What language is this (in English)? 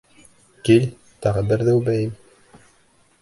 Bashkir